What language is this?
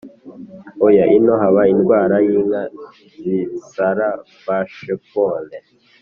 Kinyarwanda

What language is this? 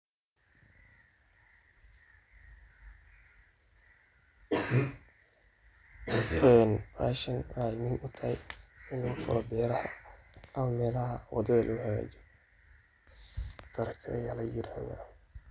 Somali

